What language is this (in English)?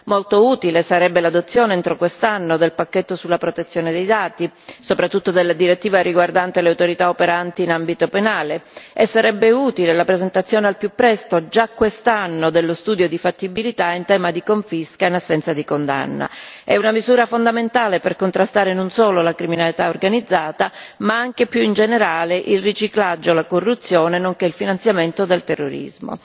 Italian